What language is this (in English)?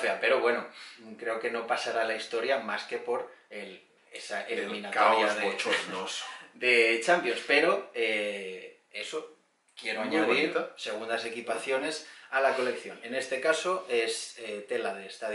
Spanish